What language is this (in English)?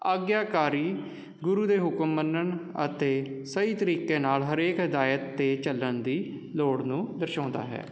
Punjabi